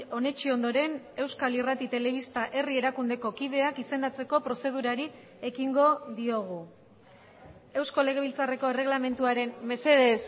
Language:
Basque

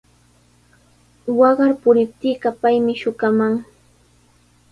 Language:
Sihuas Ancash Quechua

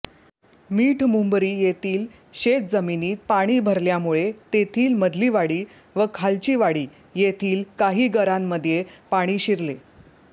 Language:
Marathi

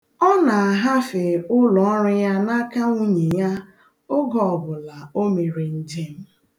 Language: Igbo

